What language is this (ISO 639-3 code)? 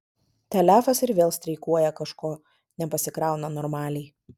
lit